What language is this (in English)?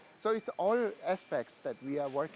Indonesian